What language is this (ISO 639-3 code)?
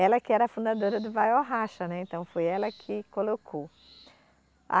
por